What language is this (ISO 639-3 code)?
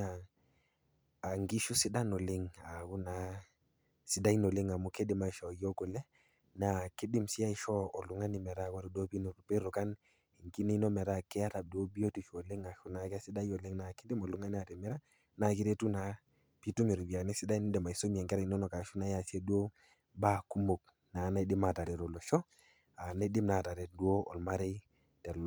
mas